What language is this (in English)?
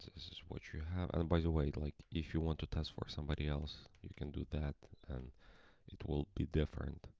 English